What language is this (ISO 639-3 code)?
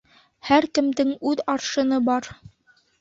bak